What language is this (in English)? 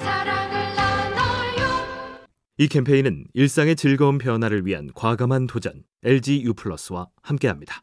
Korean